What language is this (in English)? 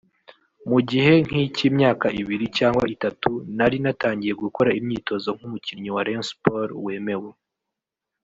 Kinyarwanda